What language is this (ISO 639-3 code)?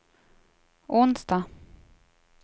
swe